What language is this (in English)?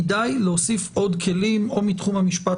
Hebrew